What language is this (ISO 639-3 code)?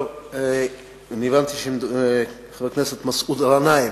heb